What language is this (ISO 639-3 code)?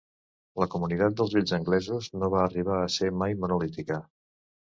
cat